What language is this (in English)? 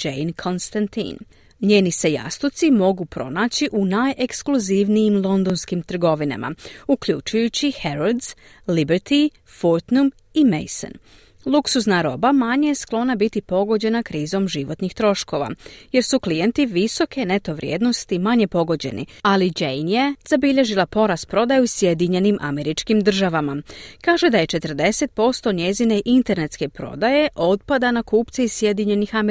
Croatian